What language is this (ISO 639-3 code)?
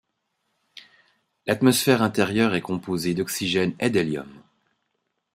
fra